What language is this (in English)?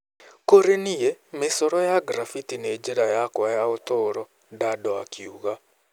Kikuyu